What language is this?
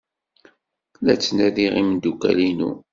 Kabyle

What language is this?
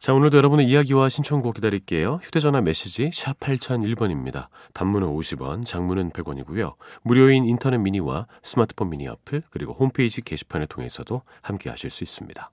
Korean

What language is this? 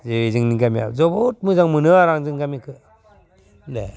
Bodo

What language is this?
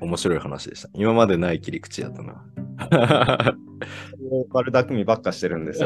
Japanese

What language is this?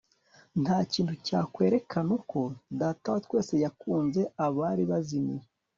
Kinyarwanda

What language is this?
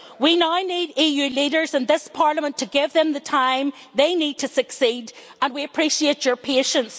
English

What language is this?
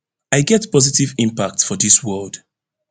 Nigerian Pidgin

